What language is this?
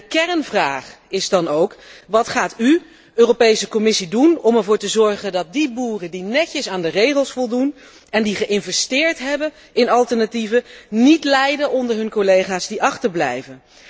Dutch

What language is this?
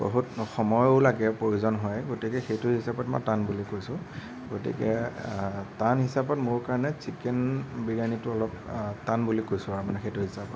Assamese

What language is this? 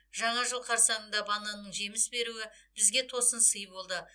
Kazakh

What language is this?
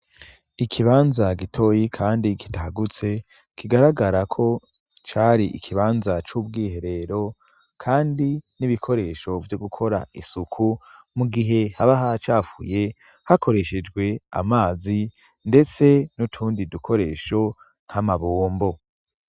Rundi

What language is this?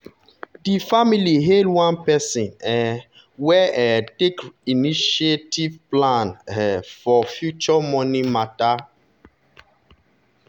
Nigerian Pidgin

